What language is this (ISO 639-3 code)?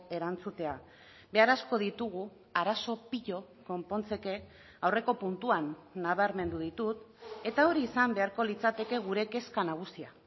eus